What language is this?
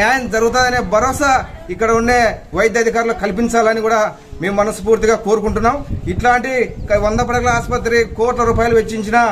Telugu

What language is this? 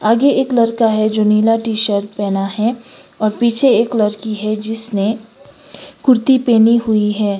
Hindi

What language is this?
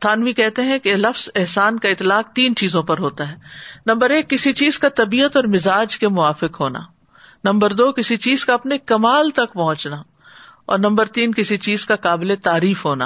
Urdu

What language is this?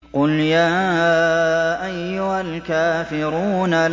Arabic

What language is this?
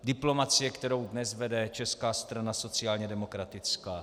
Czech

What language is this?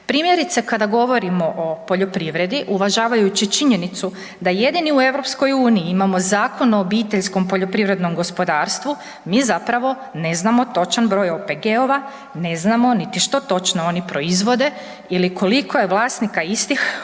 Croatian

